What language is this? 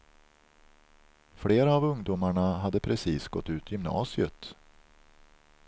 Swedish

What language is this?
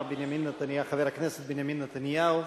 Hebrew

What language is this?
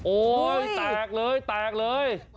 Thai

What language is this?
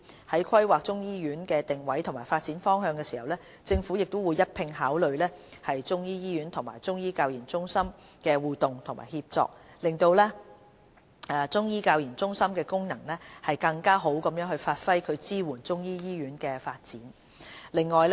Cantonese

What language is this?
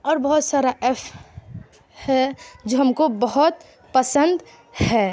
Urdu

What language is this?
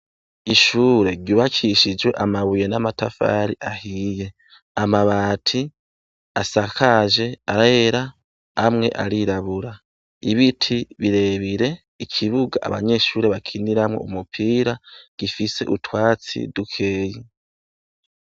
Rundi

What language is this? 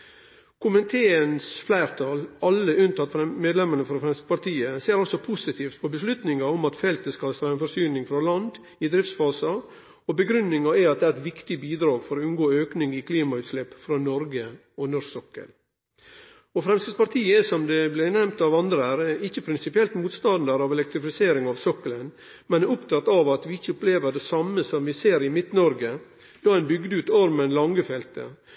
Norwegian Nynorsk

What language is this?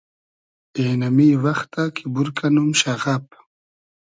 Hazaragi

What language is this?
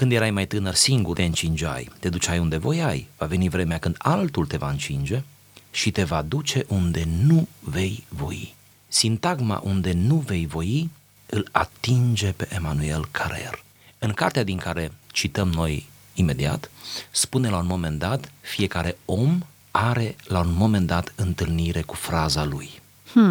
Romanian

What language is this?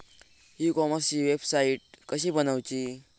Marathi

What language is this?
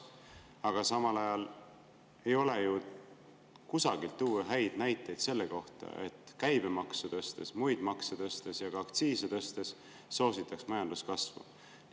Estonian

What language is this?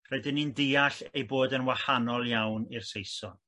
Welsh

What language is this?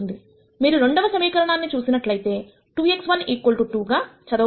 Telugu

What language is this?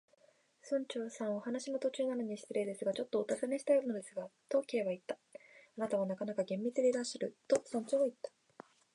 Japanese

